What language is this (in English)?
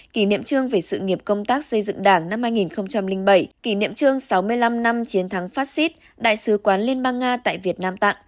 Vietnamese